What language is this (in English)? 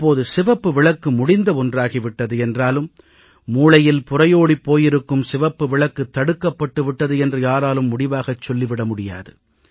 Tamil